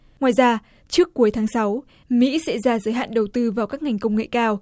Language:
Vietnamese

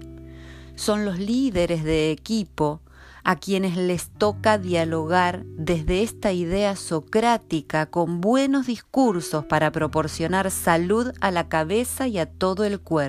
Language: Spanish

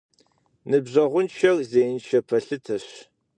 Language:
Kabardian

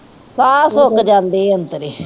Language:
Punjabi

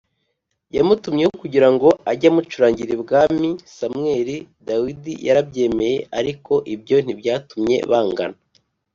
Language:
Kinyarwanda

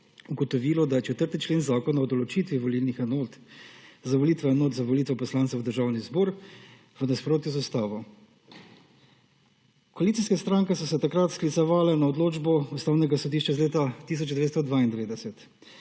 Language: Slovenian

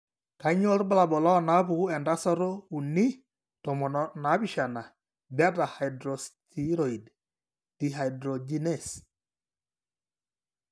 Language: Masai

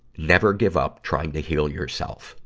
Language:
English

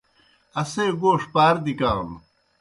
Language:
Kohistani Shina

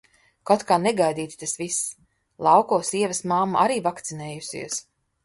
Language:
Latvian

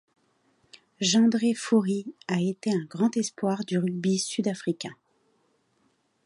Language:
French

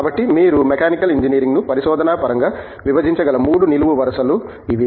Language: Telugu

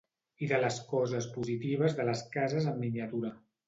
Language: Catalan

